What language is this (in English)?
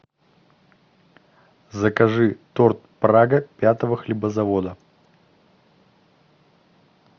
Russian